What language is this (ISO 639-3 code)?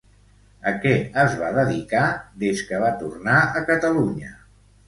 cat